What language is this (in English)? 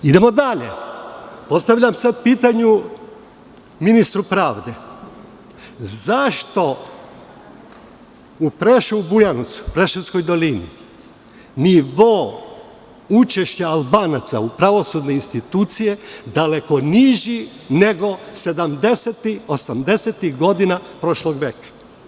Serbian